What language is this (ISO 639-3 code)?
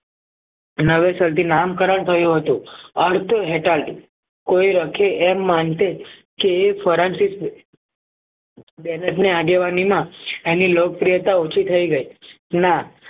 guj